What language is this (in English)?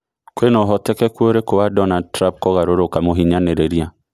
Kikuyu